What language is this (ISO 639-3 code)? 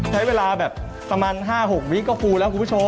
tha